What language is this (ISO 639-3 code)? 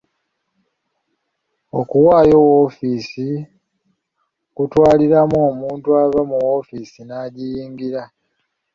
lug